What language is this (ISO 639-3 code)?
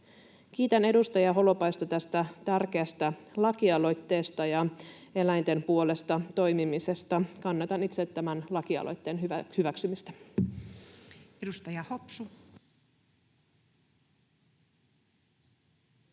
fin